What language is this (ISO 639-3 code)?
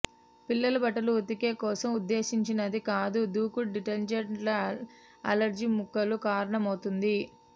tel